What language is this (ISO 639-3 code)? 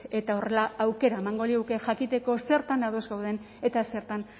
eus